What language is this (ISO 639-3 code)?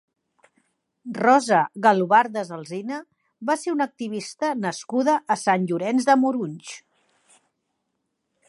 cat